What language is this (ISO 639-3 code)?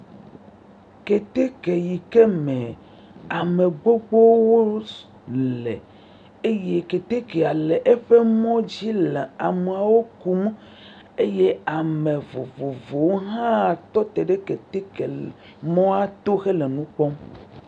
ewe